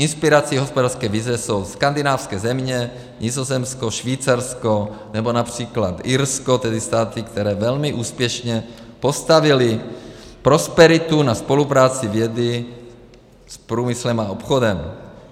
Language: Czech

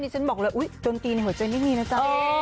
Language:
Thai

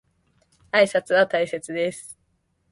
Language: Japanese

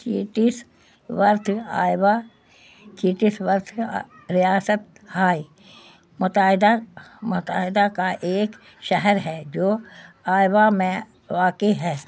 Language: Urdu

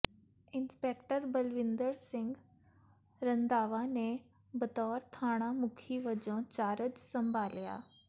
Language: Punjabi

